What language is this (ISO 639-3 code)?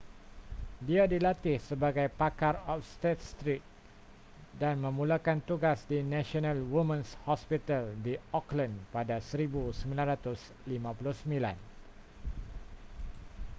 msa